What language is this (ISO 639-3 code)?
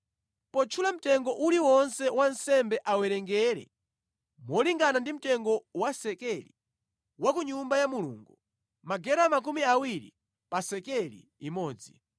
nya